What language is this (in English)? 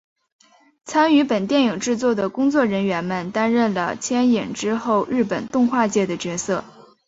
Chinese